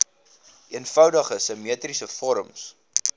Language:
Afrikaans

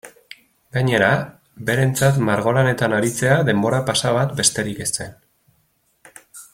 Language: Basque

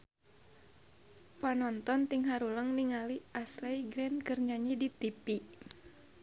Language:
Sundanese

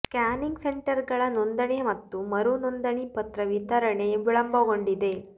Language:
Kannada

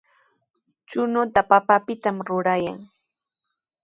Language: Sihuas Ancash Quechua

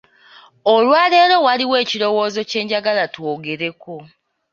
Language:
Ganda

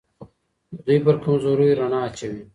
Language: Pashto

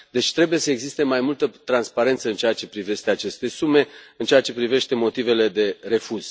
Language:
Romanian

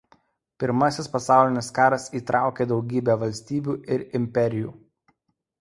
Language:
Lithuanian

